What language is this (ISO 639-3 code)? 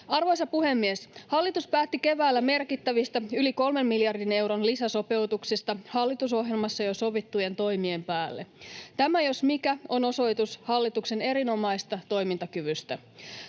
fin